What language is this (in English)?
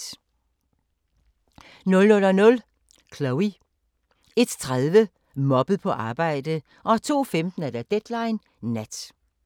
Danish